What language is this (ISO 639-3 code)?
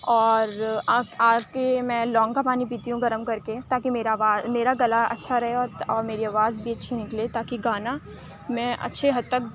urd